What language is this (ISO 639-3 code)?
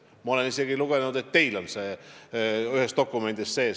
est